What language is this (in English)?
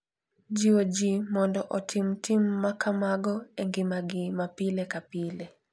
Luo (Kenya and Tanzania)